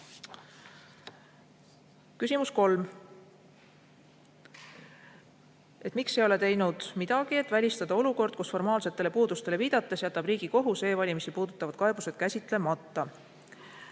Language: Estonian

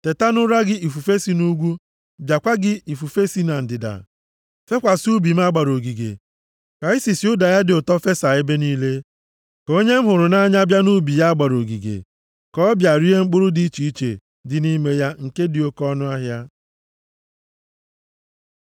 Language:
Igbo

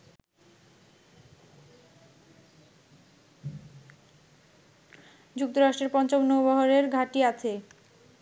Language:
Bangla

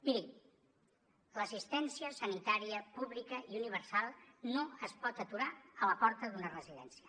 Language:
Catalan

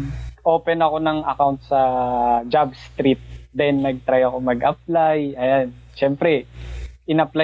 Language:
Filipino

